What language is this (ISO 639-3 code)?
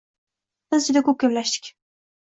uzb